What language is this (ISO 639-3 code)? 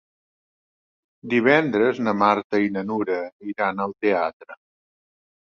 cat